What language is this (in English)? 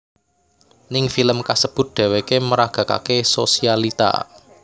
Javanese